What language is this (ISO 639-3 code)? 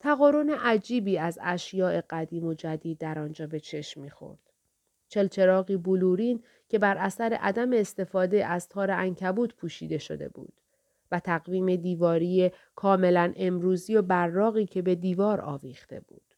fas